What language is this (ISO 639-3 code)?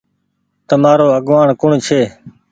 gig